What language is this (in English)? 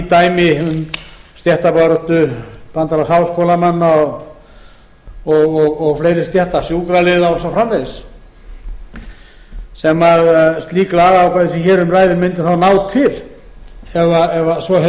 Icelandic